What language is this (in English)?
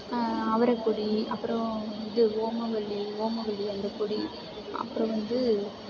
Tamil